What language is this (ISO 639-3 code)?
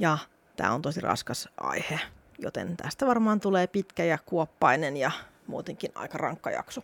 fin